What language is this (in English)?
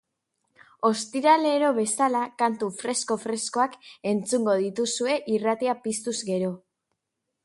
Basque